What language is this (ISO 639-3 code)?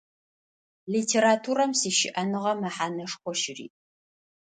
ady